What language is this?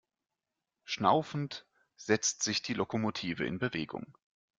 German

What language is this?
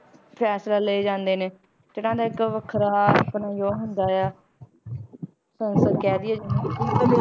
Punjabi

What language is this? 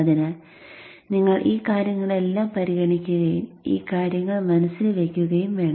Malayalam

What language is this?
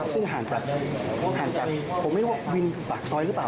Thai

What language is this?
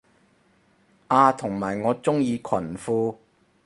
Cantonese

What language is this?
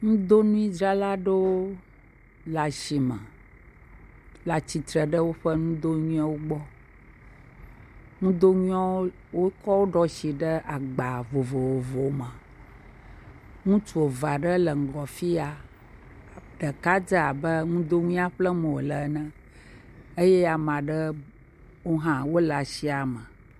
Ewe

